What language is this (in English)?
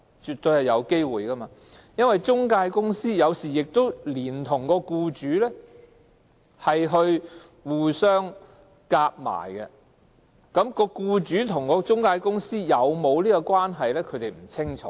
Cantonese